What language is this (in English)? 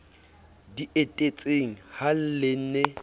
Southern Sotho